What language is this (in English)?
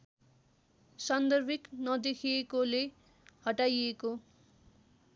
Nepali